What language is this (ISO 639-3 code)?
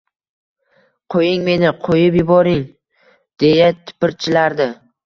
uzb